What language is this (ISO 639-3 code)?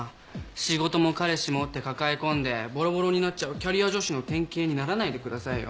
jpn